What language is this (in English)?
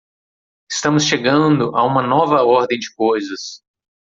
Portuguese